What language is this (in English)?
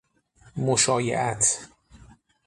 Persian